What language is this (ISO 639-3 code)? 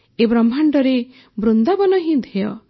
ori